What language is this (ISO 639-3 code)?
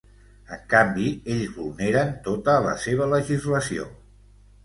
cat